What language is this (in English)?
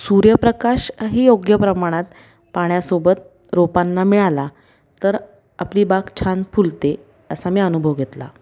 Marathi